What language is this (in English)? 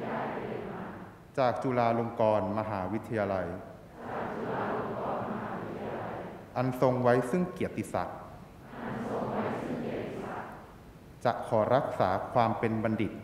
Thai